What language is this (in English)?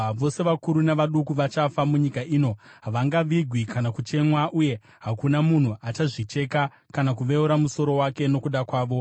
Shona